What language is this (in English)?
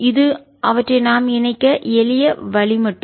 Tamil